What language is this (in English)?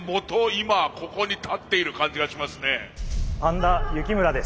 Japanese